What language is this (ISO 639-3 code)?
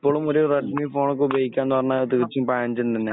mal